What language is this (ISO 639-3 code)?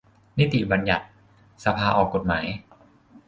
tha